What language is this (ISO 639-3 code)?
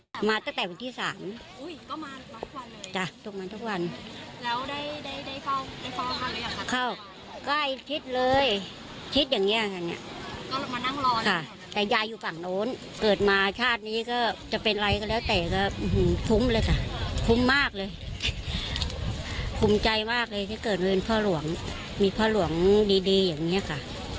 tha